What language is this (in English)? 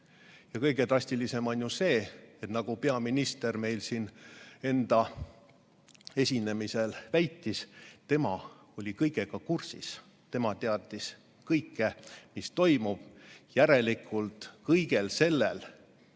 Estonian